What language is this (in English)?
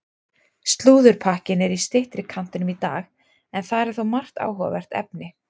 Icelandic